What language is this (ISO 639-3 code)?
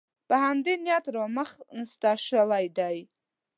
pus